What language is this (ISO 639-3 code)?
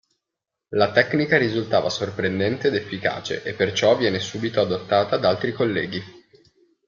ita